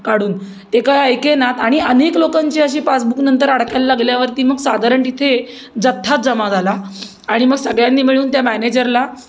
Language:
Marathi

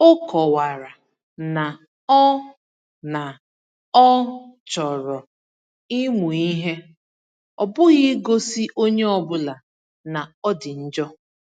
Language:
Igbo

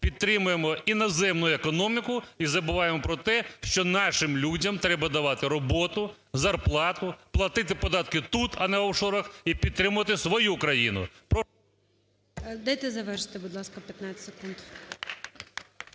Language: Ukrainian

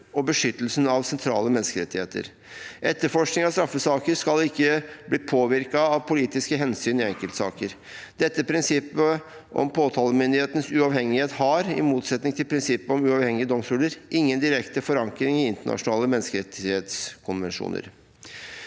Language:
Norwegian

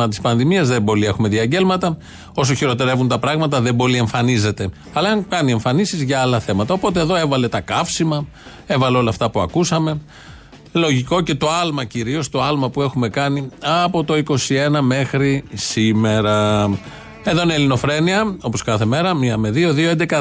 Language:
Greek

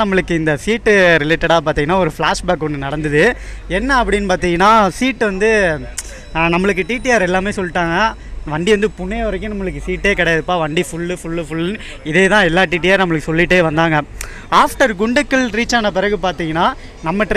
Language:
Korean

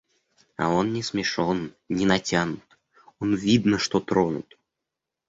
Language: Russian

